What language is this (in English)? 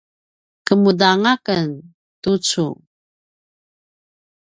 Paiwan